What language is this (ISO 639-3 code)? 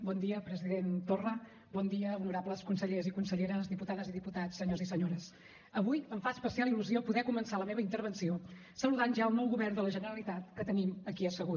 cat